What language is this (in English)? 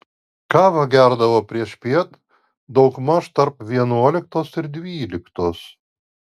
Lithuanian